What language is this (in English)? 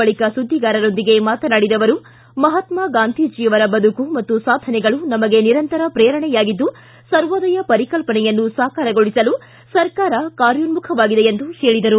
Kannada